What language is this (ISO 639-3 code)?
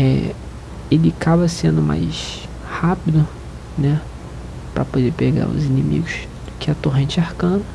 por